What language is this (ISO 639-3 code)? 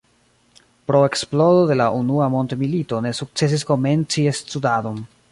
epo